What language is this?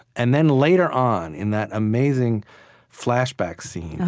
English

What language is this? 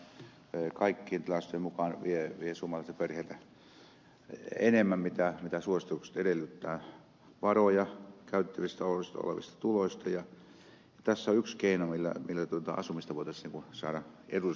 Finnish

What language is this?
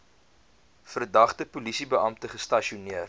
Afrikaans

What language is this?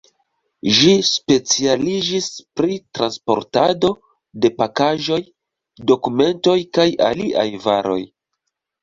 Esperanto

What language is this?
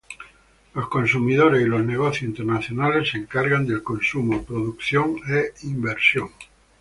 Spanish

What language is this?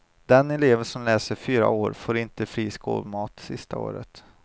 Swedish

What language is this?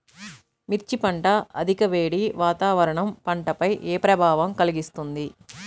Telugu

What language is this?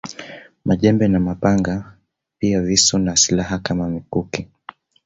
Swahili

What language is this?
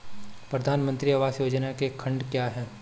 Hindi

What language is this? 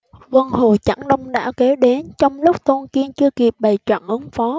Vietnamese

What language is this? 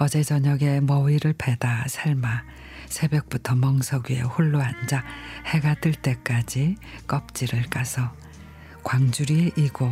Korean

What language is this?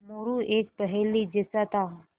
Hindi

